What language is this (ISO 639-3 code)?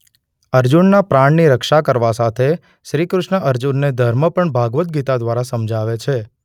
guj